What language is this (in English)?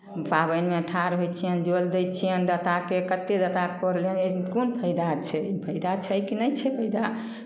Maithili